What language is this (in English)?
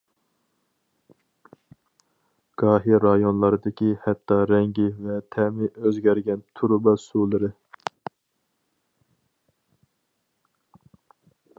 Uyghur